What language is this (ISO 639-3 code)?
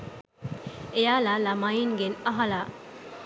sin